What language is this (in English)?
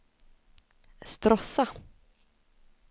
Swedish